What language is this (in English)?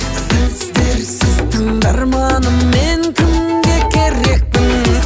Kazakh